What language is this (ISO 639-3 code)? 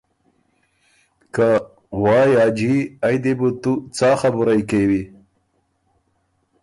oru